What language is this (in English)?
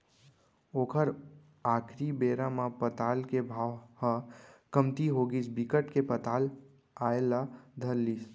Chhattisgarhi